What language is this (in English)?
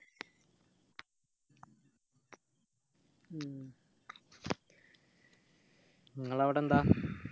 Malayalam